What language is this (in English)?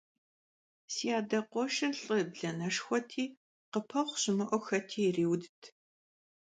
Kabardian